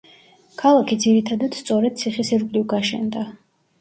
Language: Georgian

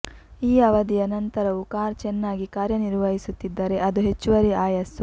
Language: Kannada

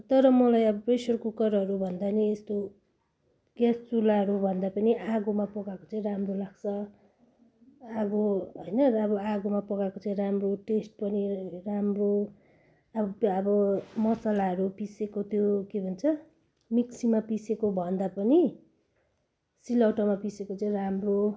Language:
Nepali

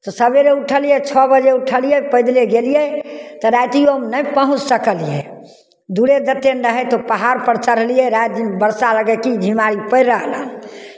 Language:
Maithili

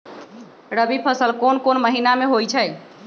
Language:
Magahi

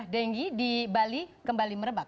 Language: Indonesian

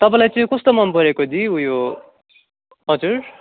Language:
Nepali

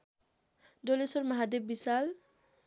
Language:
Nepali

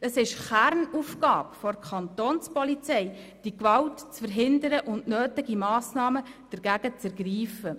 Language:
Swiss German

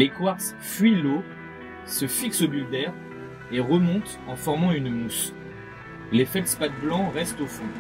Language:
French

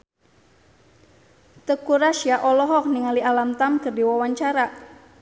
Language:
Sundanese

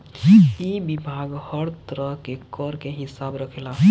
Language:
Bhojpuri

